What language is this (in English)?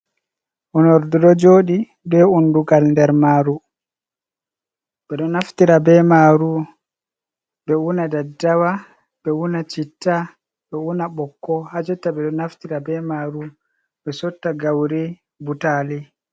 Fula